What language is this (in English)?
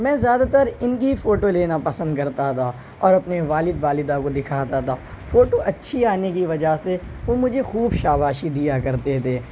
Urdu